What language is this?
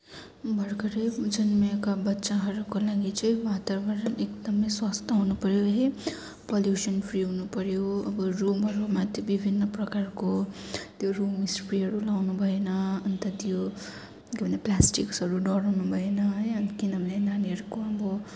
Nepali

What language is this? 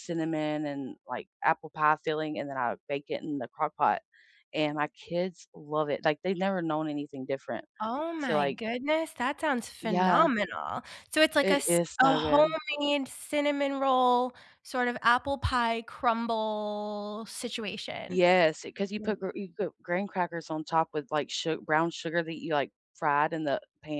English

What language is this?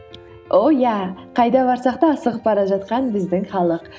Kazakh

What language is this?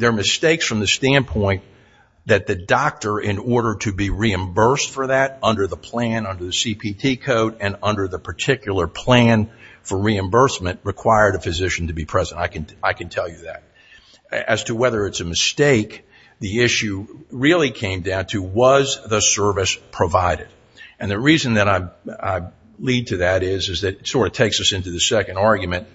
English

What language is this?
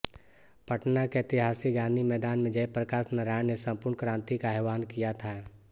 Hindi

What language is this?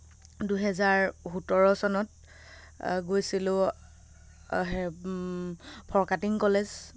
Assamese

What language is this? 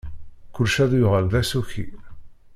Kabyle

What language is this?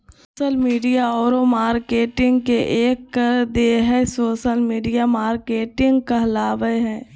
Magahi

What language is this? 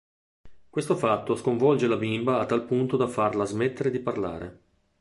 Italian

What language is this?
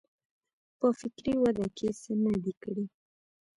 Pashto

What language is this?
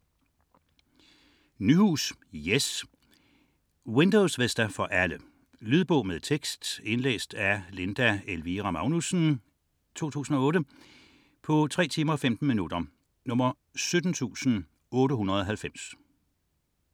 Danish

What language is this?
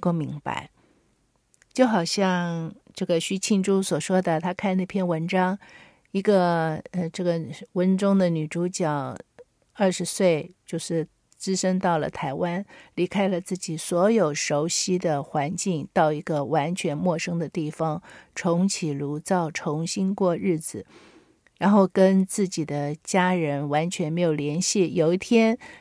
Chinese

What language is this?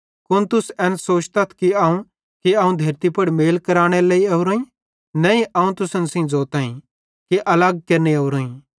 Bhadrawahi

